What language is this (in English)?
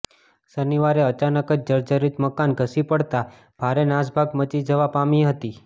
Gujarati